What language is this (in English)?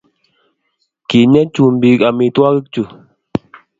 Kalenjin